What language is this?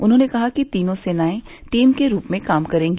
Hindi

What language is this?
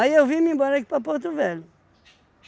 Portuguese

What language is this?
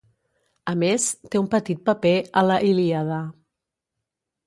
Catalan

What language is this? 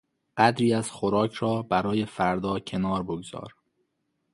Persian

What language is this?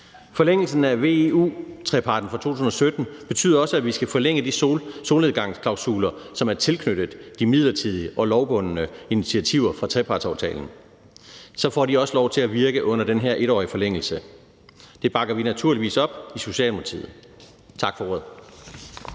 Danish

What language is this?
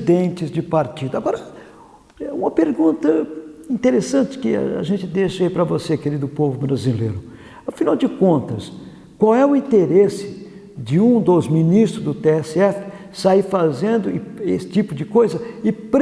Portuguese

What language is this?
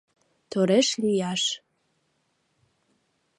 Mari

